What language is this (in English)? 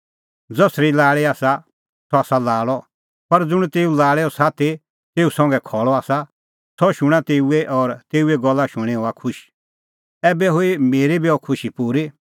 Kullu Pahari